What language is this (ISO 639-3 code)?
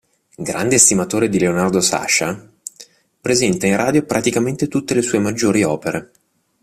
ita